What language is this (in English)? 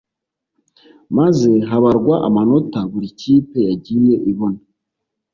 Kinyarwanda